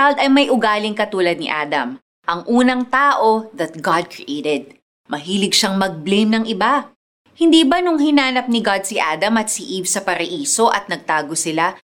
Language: Filipino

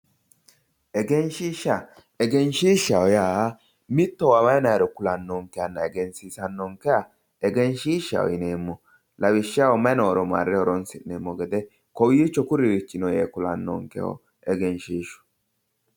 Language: Sidamo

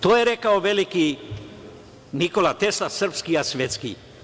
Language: Serbian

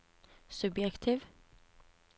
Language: Norwegian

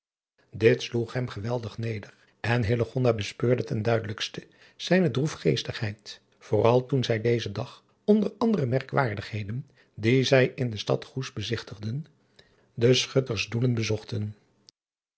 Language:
Dutch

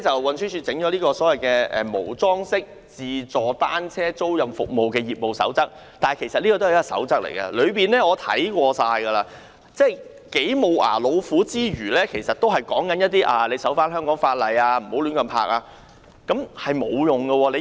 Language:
Cantonese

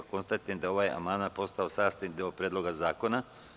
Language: Serbian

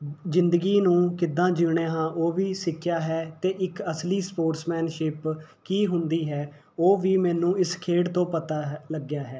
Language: Punjabi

